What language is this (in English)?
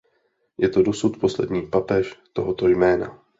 Czech